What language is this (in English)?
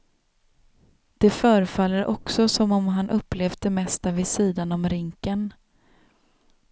Swedish